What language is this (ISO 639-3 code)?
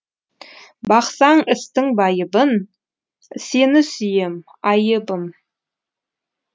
kaz